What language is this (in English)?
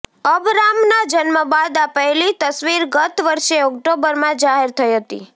Gujarati